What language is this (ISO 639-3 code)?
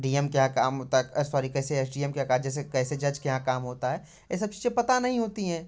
hin